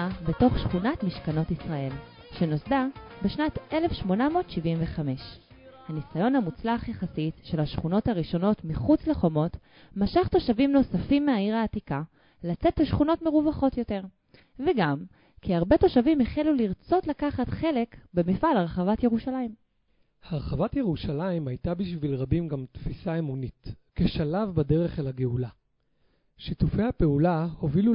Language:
Hebrew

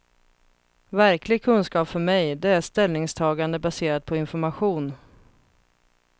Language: Swedish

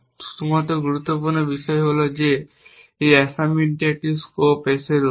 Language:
Bangla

